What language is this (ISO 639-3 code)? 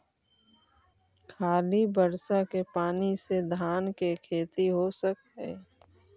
mag